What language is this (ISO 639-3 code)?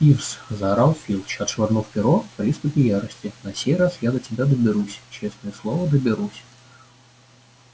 rus